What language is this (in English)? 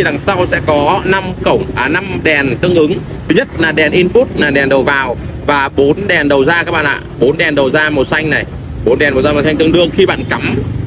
Vietnamese